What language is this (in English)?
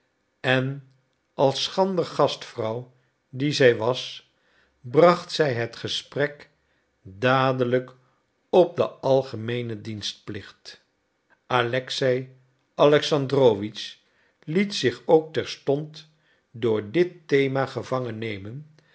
Dutch